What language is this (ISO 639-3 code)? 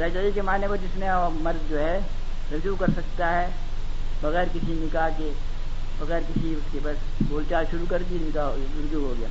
urd